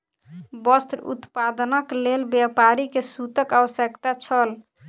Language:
Maithili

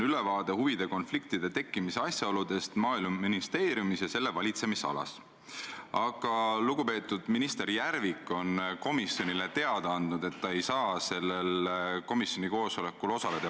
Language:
Estonian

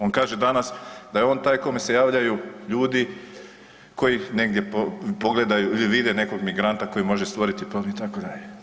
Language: Croatian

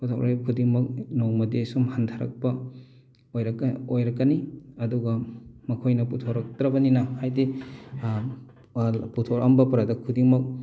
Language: Manipuri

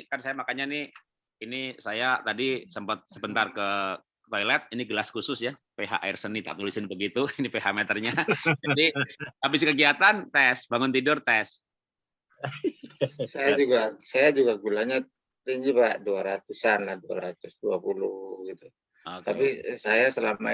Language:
Indonesian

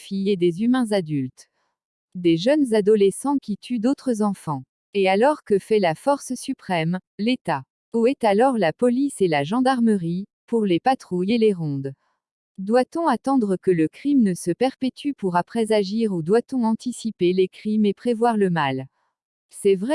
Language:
French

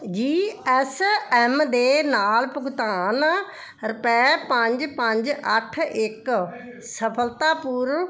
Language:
Punjabi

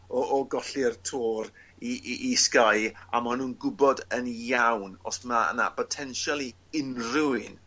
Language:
Welsh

